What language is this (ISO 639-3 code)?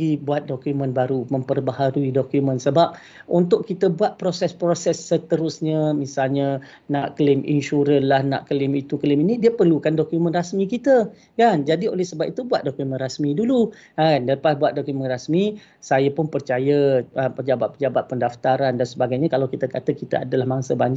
msa